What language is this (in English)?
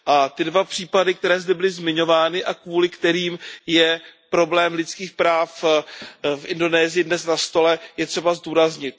Czech